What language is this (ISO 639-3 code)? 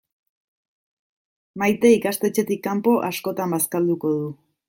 eus